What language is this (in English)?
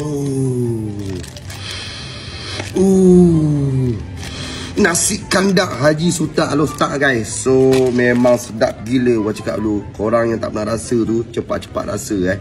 Malay